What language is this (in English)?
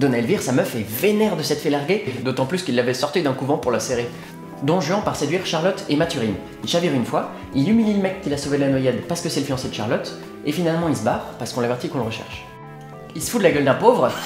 French